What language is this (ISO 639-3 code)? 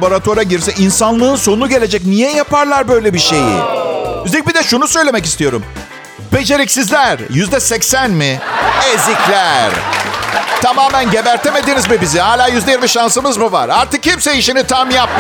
tur